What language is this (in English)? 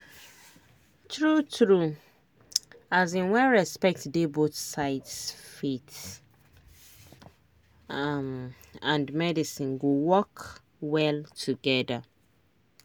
Nigerian Pidgin